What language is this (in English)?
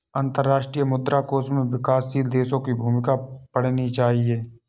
Hindi